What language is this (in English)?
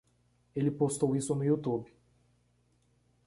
Portuguese